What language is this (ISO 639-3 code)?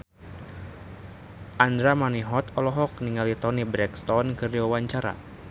sun